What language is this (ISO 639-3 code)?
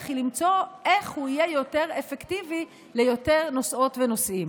heb